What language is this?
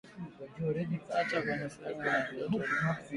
Swahili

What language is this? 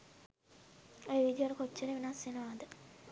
Sinhala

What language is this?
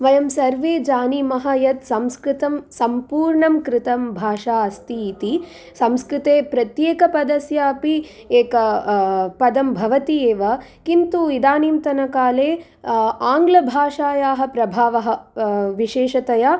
Sanskrit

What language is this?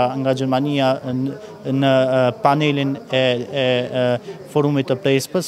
Romanian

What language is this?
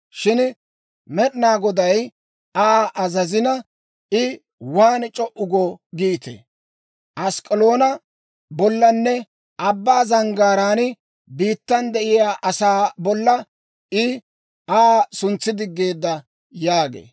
Dawro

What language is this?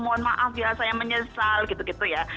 Indonesian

